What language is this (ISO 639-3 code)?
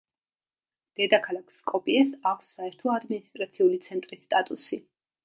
kat